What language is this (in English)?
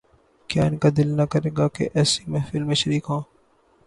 Urdu